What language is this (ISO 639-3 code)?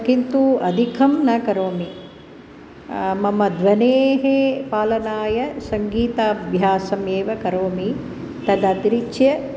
san